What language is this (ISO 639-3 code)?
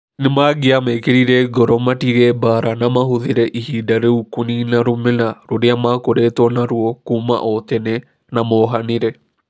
kik